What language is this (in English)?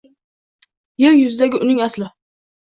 Uzbek